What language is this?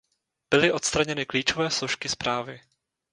Czech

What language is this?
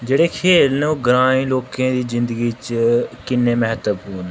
Dogri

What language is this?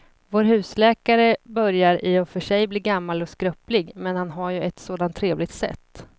Swedish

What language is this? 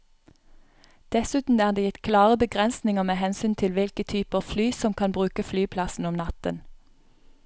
Norwegian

